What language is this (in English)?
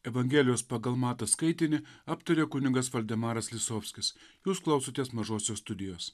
Lithuanian